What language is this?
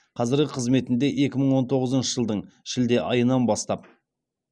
Kazakh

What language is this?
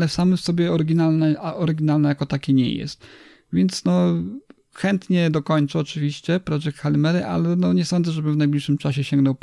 Polish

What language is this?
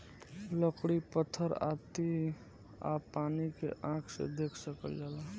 Bhojpuri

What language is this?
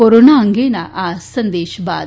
Gujarati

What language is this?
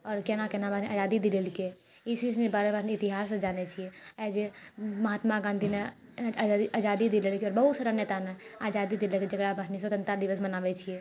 Maithili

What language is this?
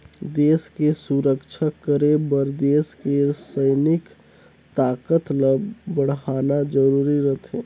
Chhattisgarhi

